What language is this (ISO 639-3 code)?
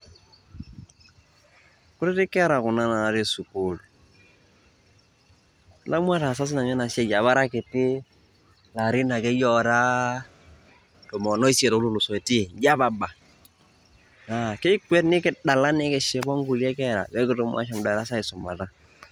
mas